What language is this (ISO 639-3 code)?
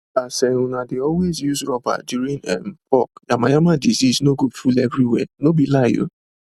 pcm